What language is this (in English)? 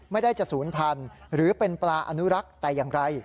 Thai